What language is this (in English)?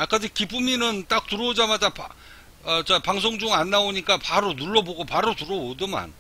Korean